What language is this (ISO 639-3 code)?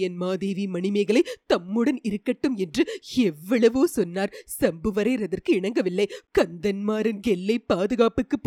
tam